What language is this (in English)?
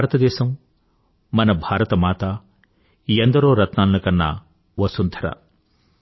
Telugu